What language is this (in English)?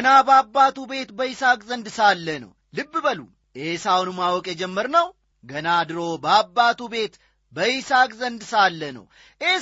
Amharic